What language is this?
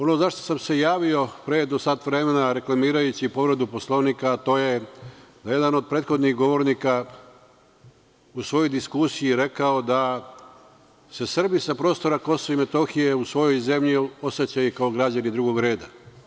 Serbian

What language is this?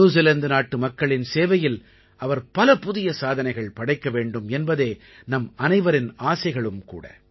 Tamil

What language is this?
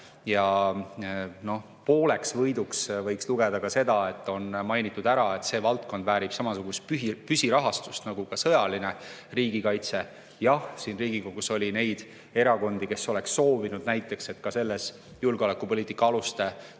Estonian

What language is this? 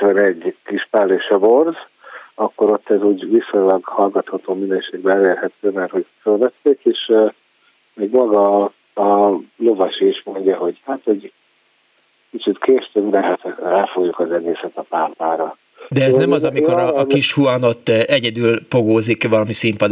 Hungarian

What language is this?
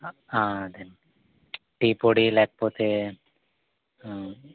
Telugu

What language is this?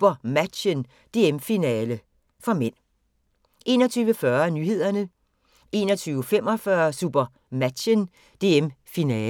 Danish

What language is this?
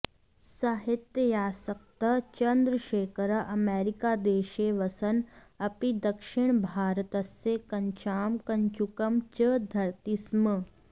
Sanskrit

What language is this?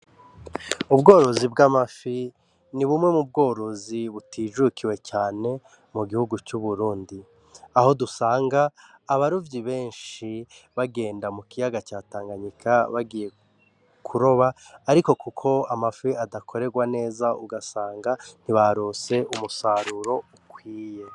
Rundi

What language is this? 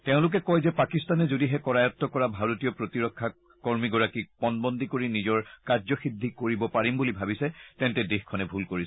Assamese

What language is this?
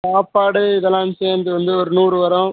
Tamil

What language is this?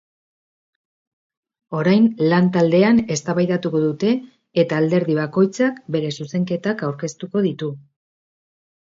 Basque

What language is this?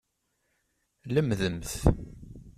Kabyle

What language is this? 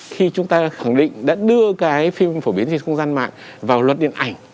Vietnamese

